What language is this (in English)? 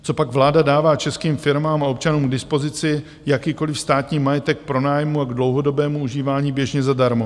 Czech